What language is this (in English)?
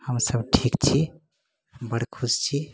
Maithili